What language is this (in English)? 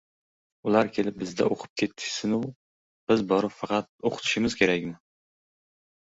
Uzbek